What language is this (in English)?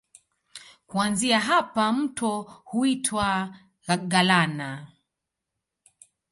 Swahili